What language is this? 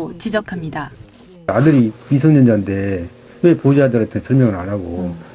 Korean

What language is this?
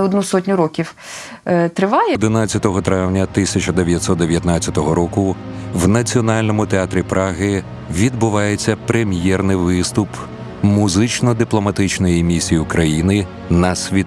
Ukrainian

